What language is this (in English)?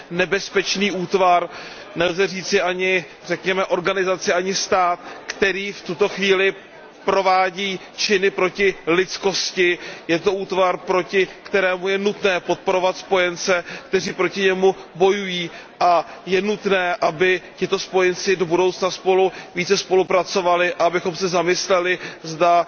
Czech